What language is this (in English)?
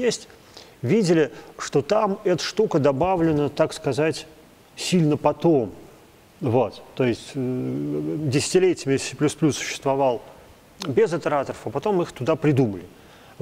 Russian